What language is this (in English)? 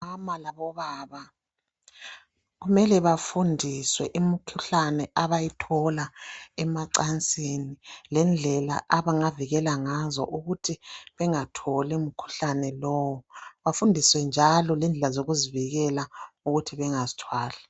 North Ndebele